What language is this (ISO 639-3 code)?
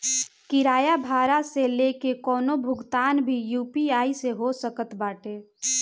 bho